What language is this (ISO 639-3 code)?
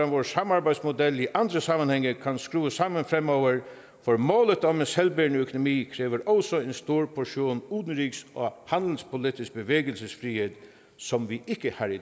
dan